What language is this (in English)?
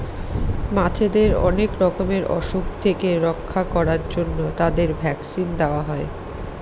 Bangla